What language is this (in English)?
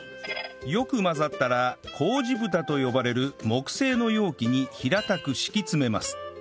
Japanese